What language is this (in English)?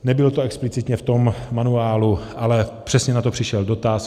Czech